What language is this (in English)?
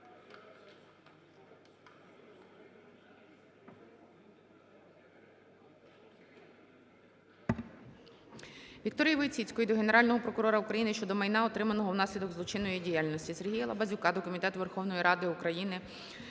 Ukrainian